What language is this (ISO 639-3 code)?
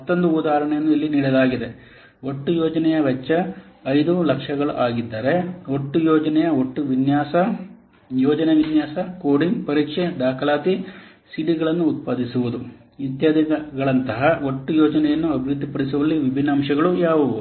kan